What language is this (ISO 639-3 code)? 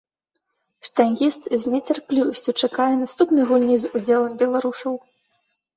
bel